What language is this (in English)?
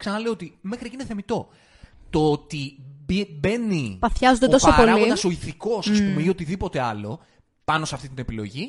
Greek